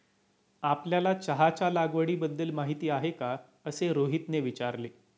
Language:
Marathi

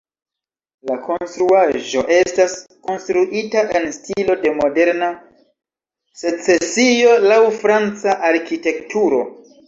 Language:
Esperanto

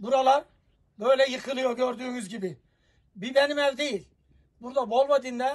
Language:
Turkish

